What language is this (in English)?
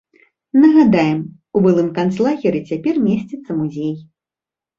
Belarusian